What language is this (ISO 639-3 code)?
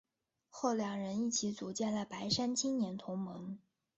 zho